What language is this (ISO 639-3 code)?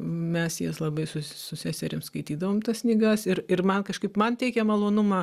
lit